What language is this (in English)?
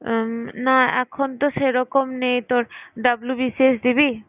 Bangla